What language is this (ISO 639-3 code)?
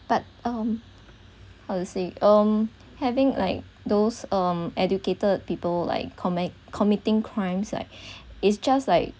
eng